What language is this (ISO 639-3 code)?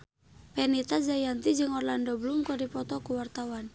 sun